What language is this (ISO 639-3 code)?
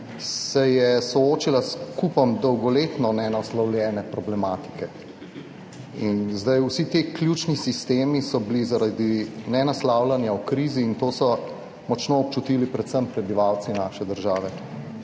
slv